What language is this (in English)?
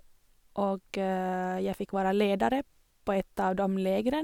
Norwegian